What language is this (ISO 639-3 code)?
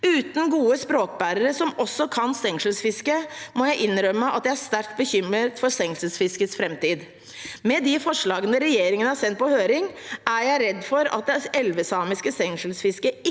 nor